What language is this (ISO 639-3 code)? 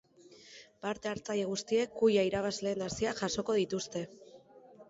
eus